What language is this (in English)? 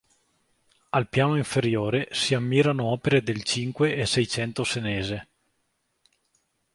Italian